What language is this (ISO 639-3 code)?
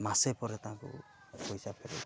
ori